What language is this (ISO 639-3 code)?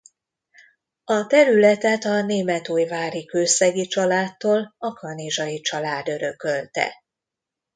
hun